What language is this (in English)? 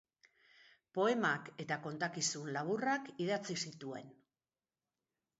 Basque